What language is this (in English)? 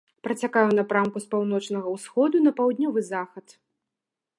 Belarusian